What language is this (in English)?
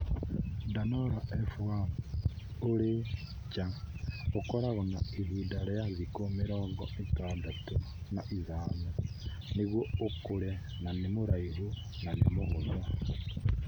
Kikuyu